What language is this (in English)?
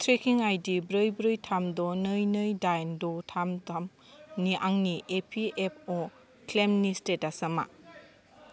Bodo